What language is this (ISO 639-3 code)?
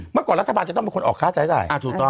tha